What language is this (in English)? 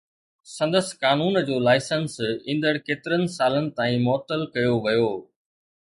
Sindhi